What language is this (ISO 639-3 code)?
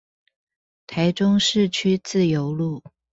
zho